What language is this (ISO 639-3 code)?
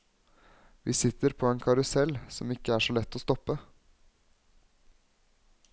nor